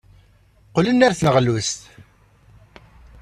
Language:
Kabyle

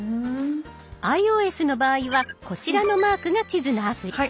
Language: Japanese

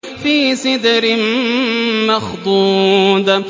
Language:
Arabic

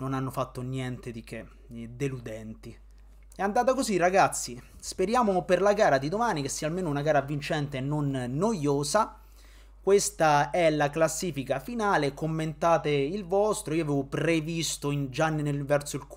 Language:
Italian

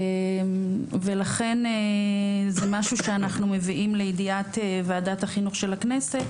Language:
Hebrew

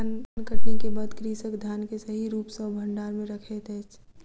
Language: Maithili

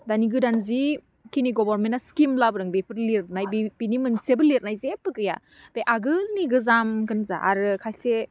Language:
Bodo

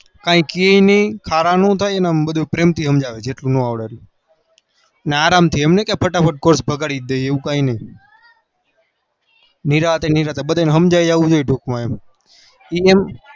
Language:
Gujarati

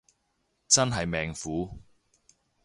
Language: Cantonese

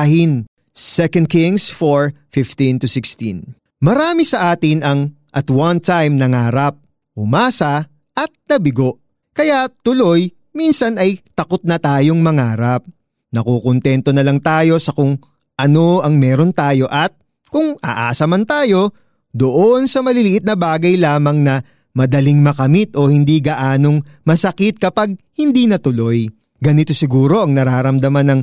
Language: Filipino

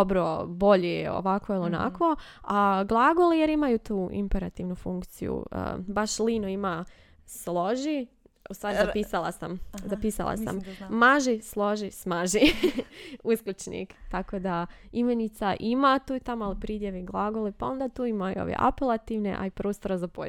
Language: Croatian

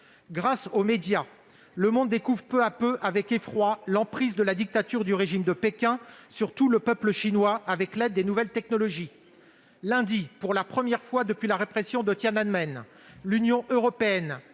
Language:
French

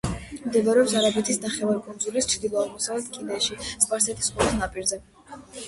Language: Georgian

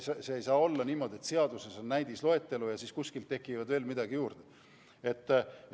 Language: Estonian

